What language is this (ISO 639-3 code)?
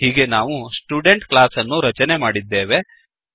kan